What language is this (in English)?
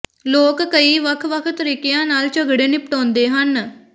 Punjabi